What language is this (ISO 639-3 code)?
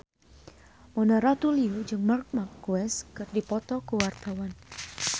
sun